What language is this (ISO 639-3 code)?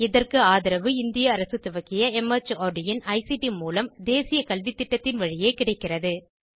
tam